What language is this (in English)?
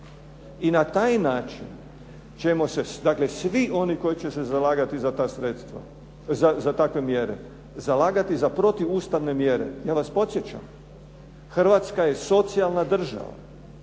Croatian